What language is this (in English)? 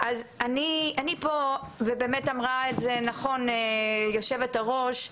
Hebrew